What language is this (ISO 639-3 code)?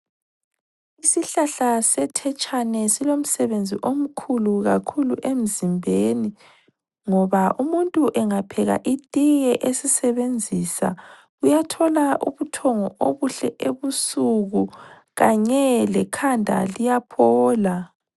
nde